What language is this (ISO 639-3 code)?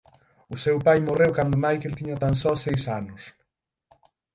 glg